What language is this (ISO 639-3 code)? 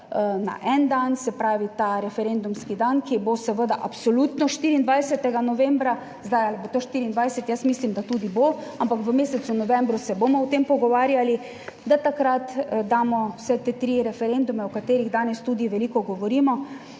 slv